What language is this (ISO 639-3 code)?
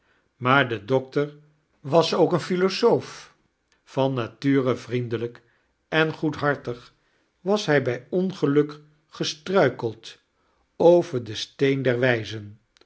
nld